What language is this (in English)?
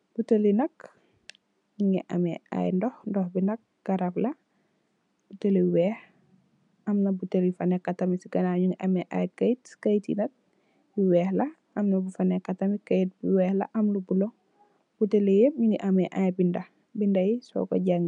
Wolof